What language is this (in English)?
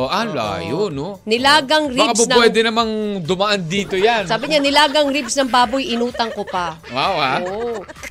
Filipino